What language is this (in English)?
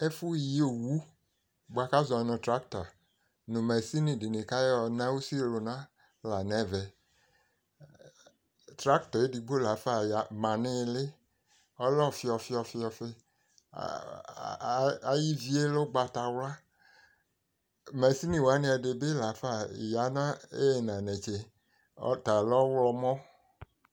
Ikposo